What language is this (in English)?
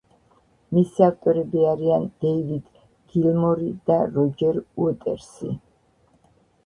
Georgian